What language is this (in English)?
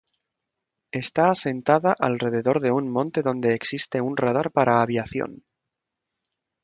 Spanish